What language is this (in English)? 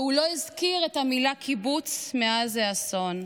Hebrew